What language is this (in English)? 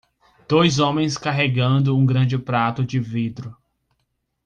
Portuguese